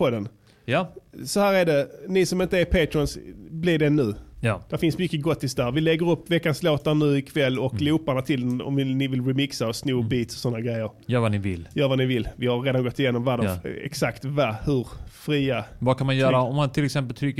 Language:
Swedish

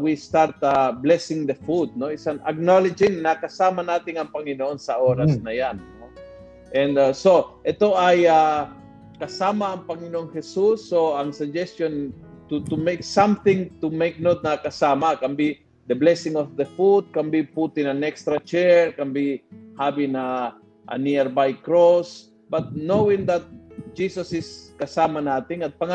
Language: Filipino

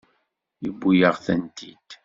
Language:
Kabyle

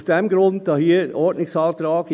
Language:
Swiss German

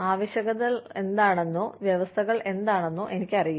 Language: Malayalam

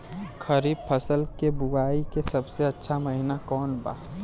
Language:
Bhojpuri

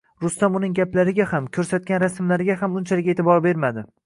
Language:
Uzbek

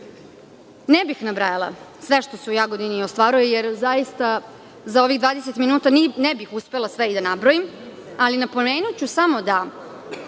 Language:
Serbian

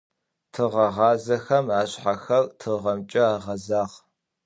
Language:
Adyghe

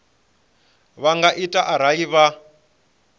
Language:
Venda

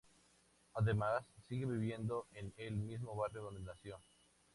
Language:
Spanish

